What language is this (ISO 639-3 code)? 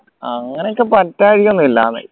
mal